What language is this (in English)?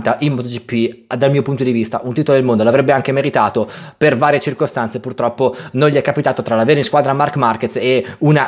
Italian